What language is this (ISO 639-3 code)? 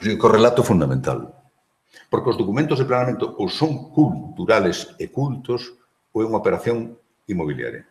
spa